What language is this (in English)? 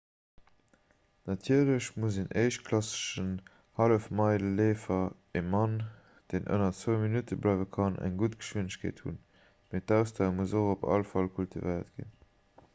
Luxembourgish